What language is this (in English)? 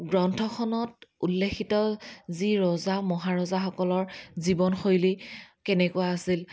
Assamese